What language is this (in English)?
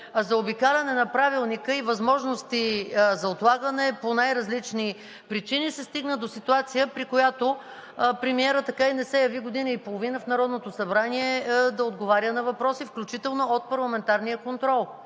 Bulgarian